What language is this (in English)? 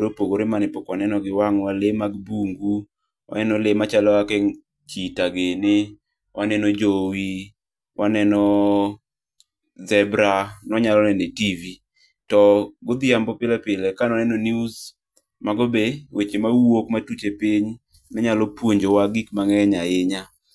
Luo (Kenya and Tanzania)